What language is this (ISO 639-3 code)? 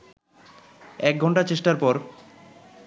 ben